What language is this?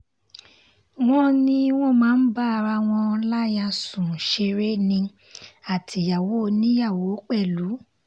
Yoruba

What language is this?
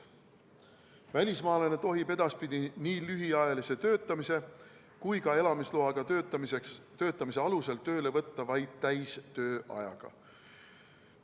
Estonian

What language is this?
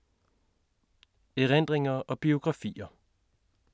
Danish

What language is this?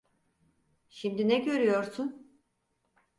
Turkish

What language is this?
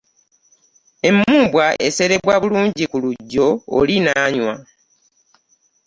Ganda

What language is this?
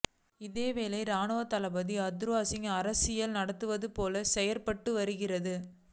Tamil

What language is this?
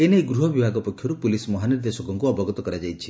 Odia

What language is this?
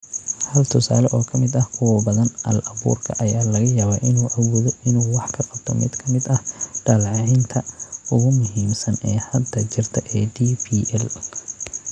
Somali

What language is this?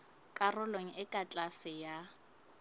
Southern Sotho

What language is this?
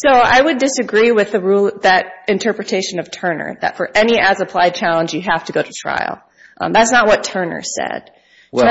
English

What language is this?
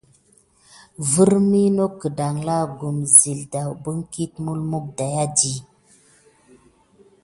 Gidar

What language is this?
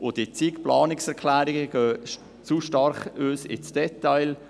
Swiss German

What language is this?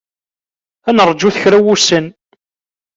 Kabyle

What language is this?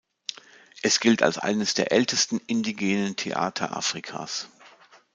German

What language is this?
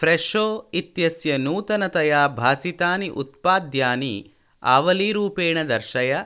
Sanskrit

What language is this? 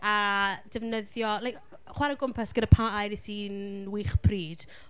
Welsh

